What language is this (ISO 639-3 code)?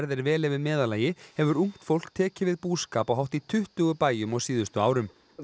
isl